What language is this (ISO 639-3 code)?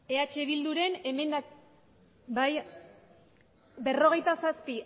eus